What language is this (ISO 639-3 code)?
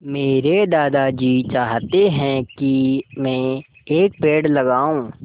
hin